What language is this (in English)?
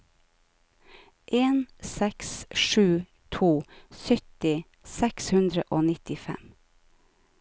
Norwegian